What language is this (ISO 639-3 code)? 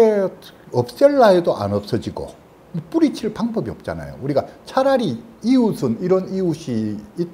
kor